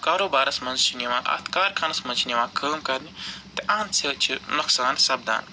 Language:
Kashmiri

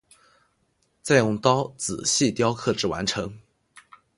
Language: Chinese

